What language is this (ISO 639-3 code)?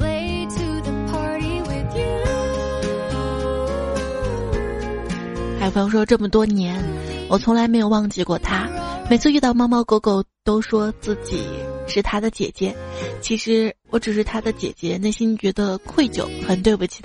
zho